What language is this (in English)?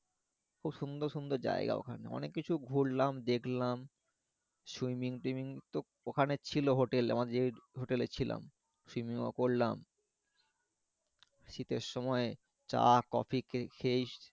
Bangla